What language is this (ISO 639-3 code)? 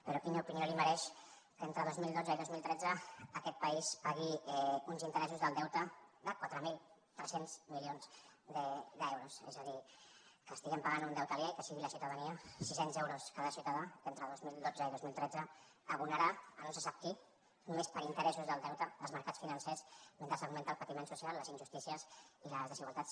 cat